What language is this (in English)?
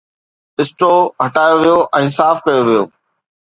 Sindhi